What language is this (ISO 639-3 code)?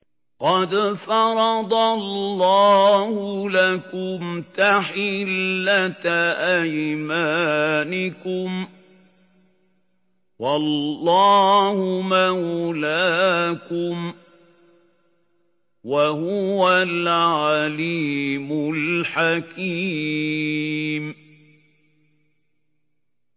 ara